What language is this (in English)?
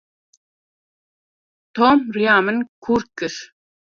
Kurdish